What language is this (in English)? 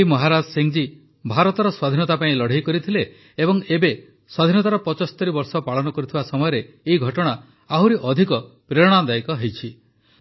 Odia